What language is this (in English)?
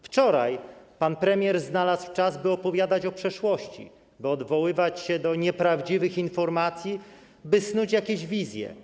Polish